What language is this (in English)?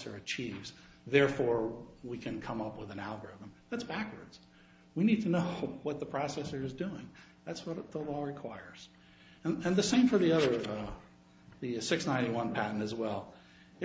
English